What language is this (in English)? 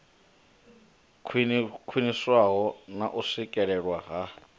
Venda